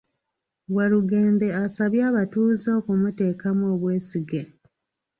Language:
Ganda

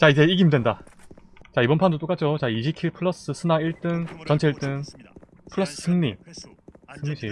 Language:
Korean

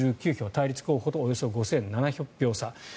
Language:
Japanese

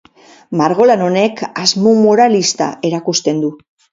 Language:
Basque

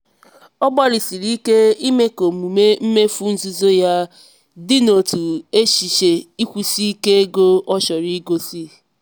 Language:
Igbo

